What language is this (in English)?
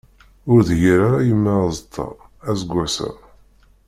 Kabyle